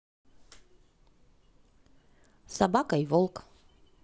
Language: Russian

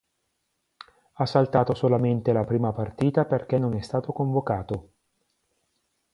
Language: Italian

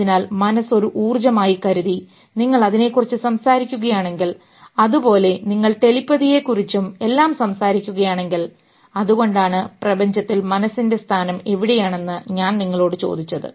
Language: Malayalam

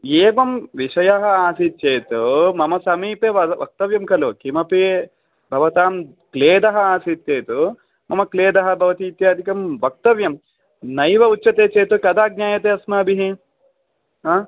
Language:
Sanskrit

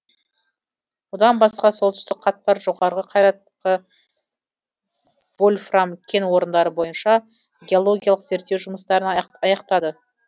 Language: Kazakh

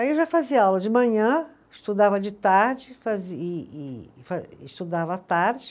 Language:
Portuguese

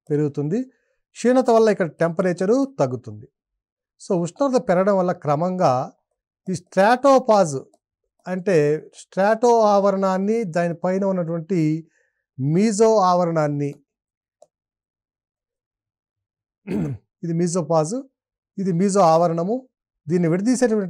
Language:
Telugu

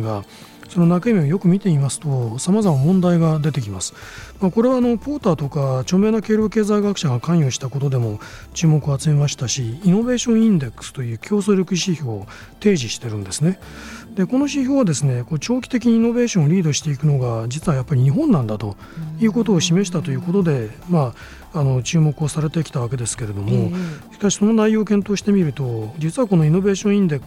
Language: Japanese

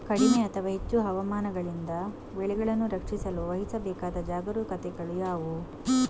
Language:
Kannada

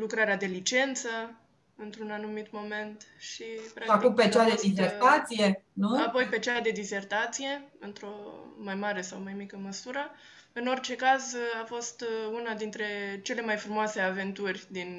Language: Romanian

